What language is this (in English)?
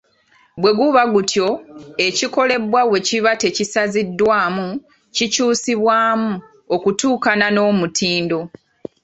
Ganda